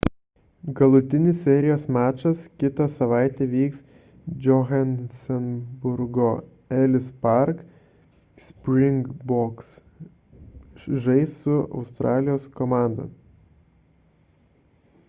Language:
Lithuanian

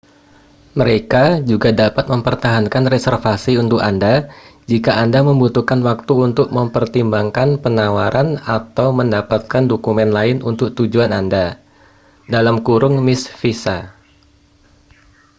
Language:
Indonesian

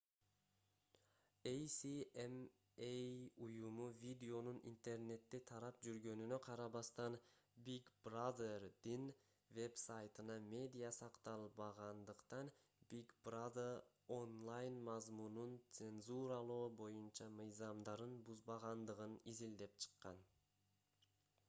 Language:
Kyrgyz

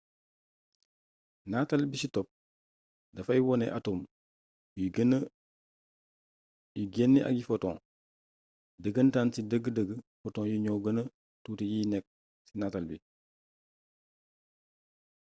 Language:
Wolof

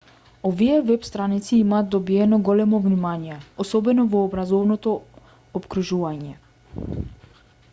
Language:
Macedonian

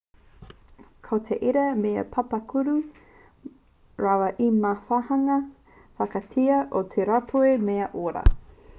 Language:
Māori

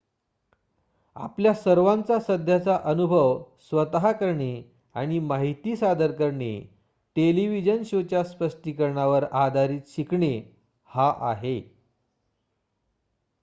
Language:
Marathi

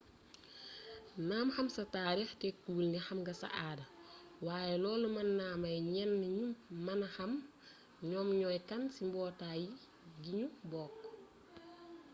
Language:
Wolof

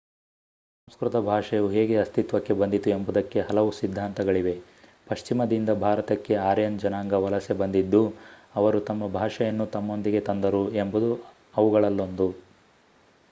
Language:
Kannada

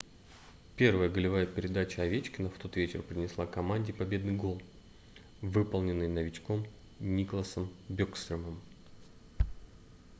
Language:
Russian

